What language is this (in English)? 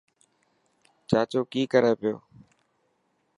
Dhatki